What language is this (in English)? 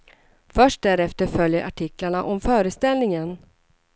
Swedish